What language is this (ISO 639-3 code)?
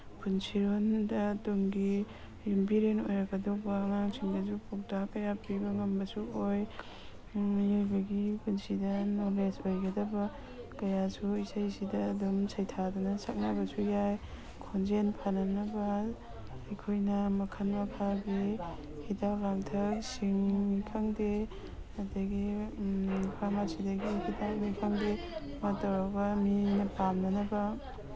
mni